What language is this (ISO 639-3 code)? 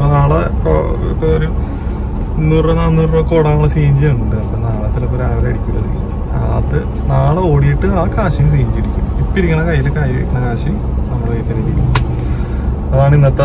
ron